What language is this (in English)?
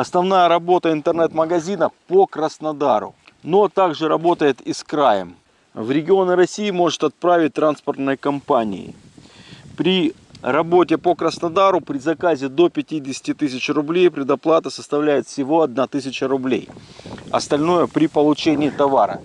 Russian